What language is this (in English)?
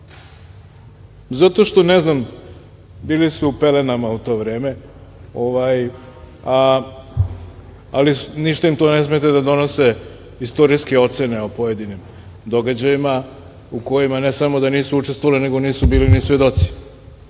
Serbian